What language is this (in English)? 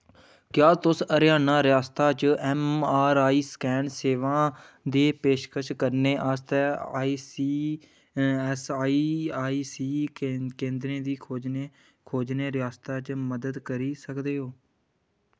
Dogri